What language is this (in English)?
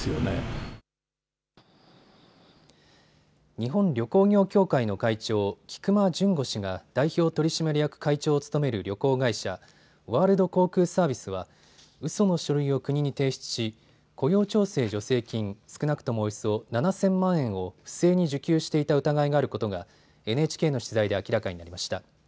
Japanese